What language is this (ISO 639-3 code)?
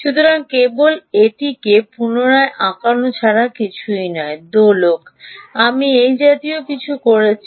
ben